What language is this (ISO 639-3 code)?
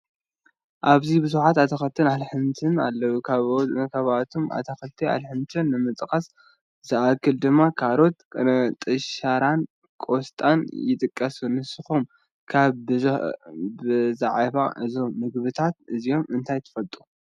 tir